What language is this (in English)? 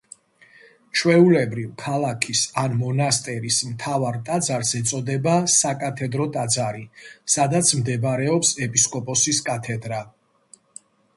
Georgian